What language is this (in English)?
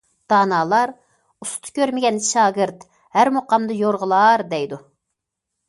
Uyghur